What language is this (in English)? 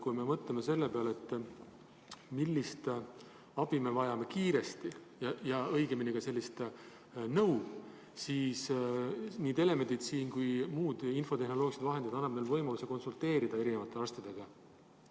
Estonian